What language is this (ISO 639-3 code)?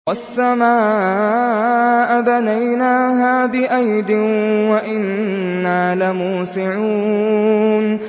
ara